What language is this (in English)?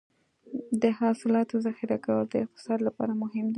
Pashto